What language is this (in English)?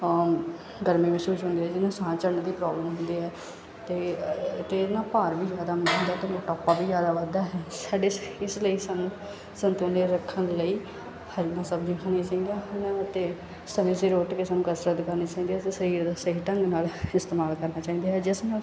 Punjabi